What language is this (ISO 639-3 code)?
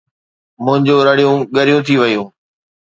snd